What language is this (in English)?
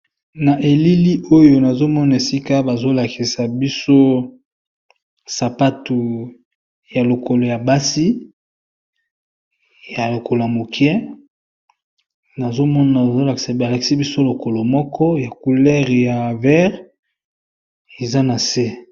Lingala